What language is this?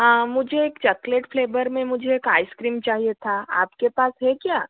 Hindi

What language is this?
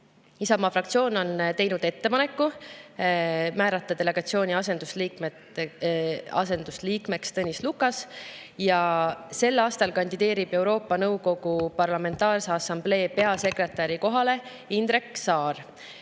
Estonian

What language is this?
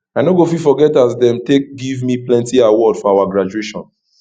Nigerian Pidgin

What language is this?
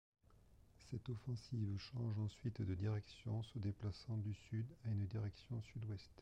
French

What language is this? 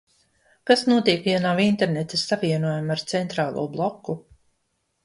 Latvian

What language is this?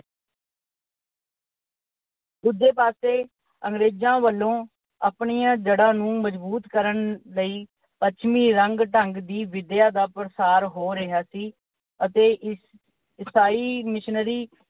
Punjabi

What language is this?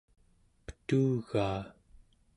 Central Yupik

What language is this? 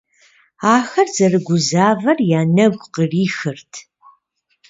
Kabardian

